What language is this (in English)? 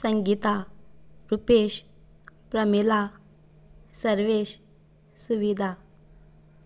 Konkani